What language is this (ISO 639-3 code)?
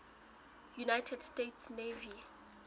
sot